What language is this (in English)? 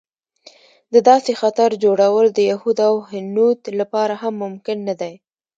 Pashto